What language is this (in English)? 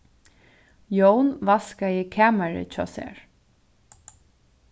Faroese